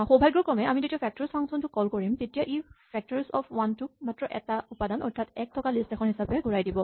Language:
Assamese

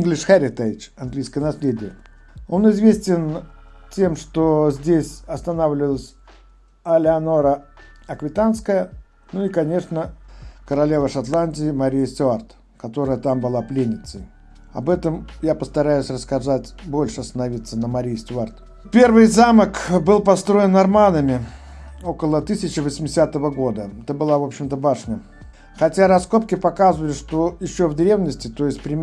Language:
Russian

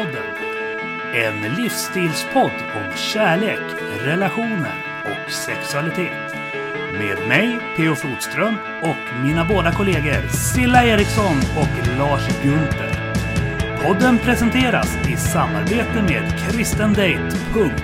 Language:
Swedish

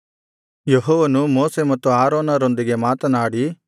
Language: Kannada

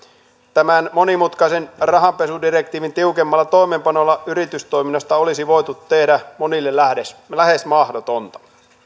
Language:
Finnish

